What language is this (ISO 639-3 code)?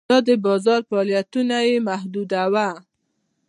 pus